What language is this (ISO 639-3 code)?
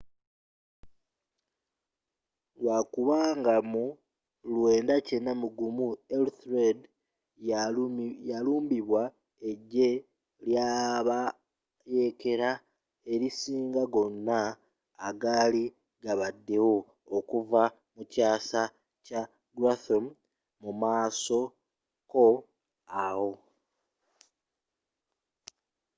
lug